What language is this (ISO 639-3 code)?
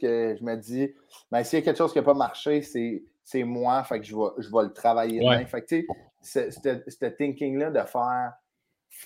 fra